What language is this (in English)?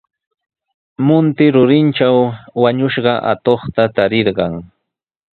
Sihuas Ancash Quechua